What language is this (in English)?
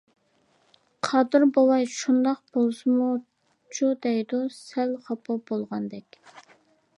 Uyghur